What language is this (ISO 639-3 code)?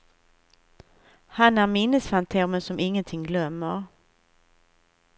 swe